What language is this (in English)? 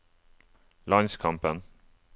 Norwegian